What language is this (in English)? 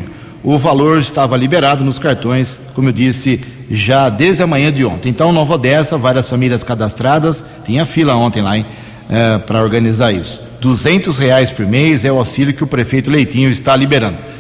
Portuguese